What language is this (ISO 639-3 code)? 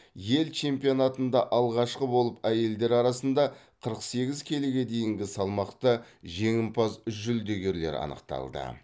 kaz